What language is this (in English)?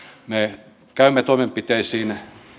Finnish